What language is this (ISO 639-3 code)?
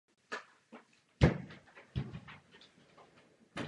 ces